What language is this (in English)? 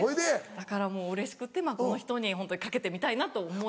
Japanese